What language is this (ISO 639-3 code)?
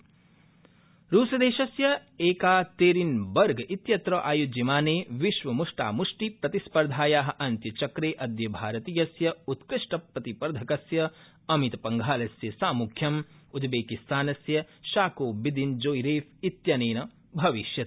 san